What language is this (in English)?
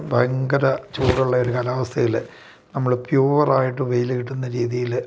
Malayalam